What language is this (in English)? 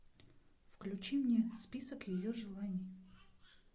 Russian